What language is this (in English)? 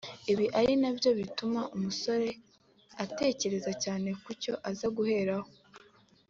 Kinyarwanda